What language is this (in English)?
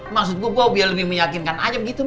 Indonesian